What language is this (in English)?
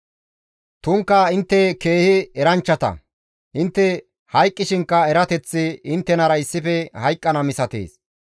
Gamo